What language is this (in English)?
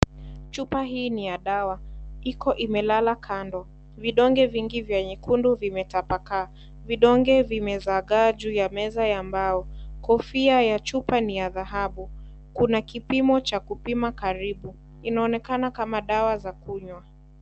Swahili